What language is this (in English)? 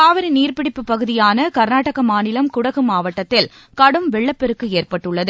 Tamil